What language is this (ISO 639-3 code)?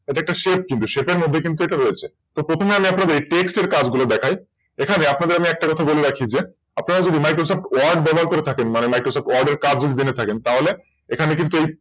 ben